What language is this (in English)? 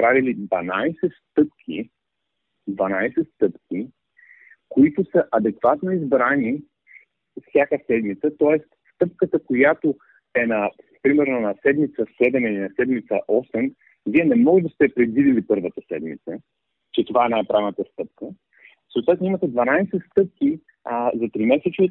Bulgarian